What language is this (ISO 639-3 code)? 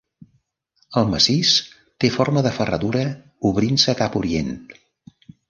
cat